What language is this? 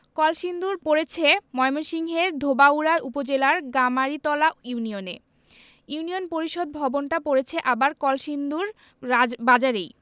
Bangla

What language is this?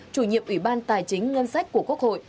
Vietnamese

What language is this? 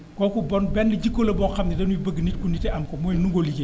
Wolof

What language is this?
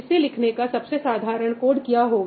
Hindi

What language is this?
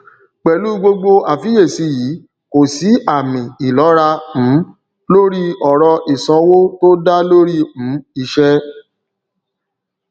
Yoruba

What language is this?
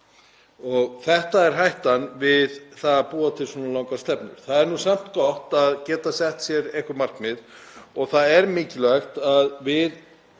Icelandic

